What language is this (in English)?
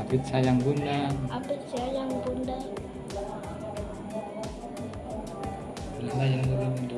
Indonesian